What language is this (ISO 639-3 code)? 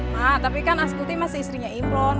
ind